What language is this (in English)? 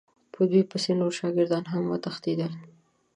Pashto